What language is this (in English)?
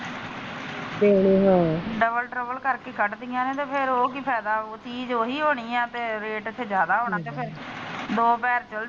Punjabi